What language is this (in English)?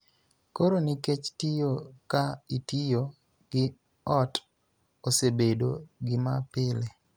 Luo (Kenya and Tanzania)